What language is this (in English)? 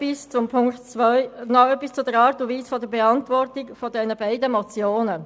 Swiss German